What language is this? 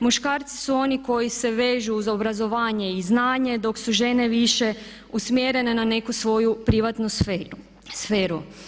Croatian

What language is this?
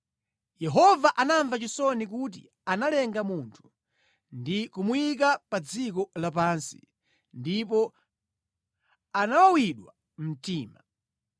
Nyanja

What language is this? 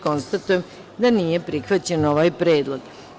Serbian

